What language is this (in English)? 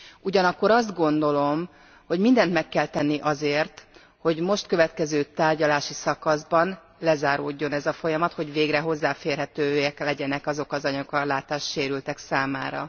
Hungarian